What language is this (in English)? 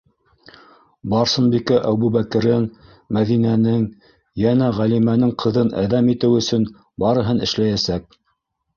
Bashkir